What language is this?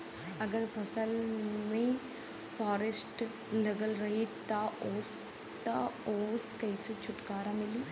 Bhojpuri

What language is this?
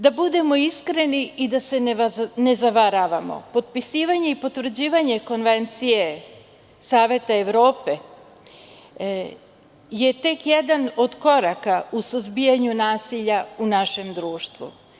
Serbian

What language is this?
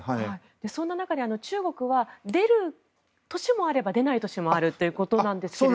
Japanese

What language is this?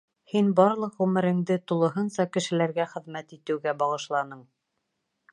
Bashkir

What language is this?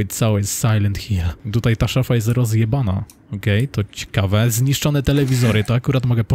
Polish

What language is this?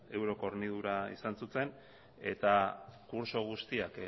Basque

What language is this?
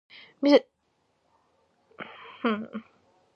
Georgian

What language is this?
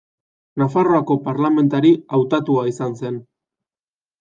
Basque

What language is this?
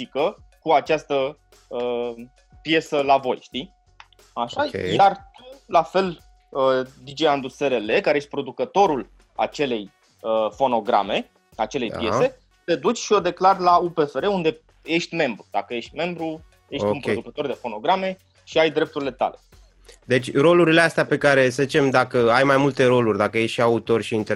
Romanian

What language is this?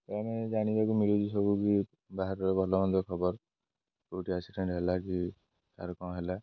Odia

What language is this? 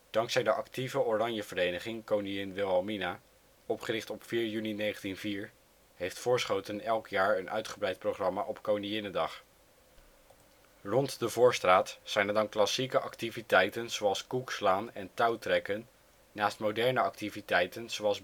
Dutch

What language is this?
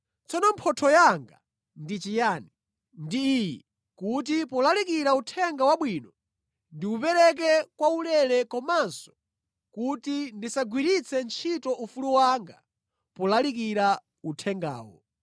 Nyanja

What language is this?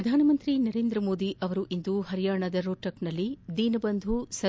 Kannada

